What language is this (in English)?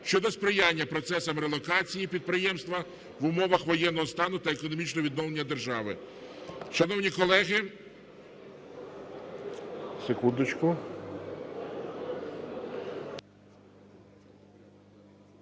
Ukrainian